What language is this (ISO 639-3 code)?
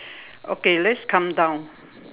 eng